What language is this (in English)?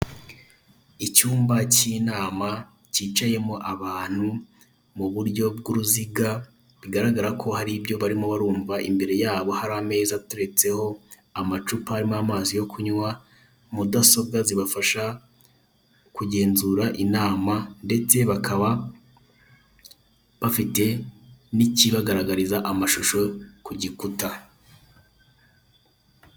Kinyarwanda